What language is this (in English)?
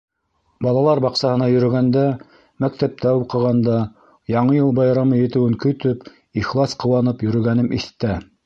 Bashkir